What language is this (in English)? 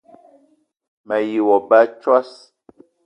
Eton (Cameroon)